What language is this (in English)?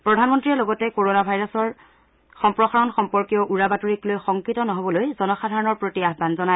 Assamese